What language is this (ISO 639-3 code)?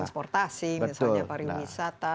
ind